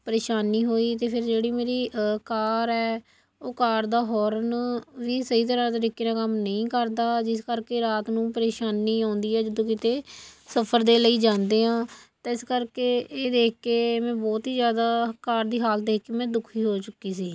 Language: Punjabi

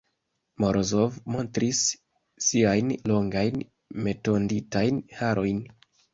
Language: Esperanto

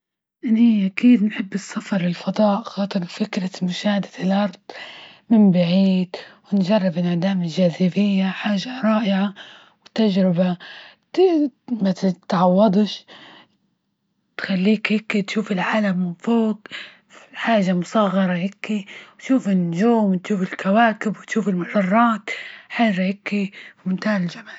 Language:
Libyan Arabic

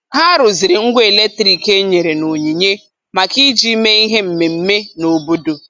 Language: Igbo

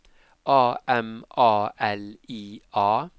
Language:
Norwegian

